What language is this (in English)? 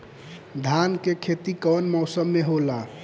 Bhojpuri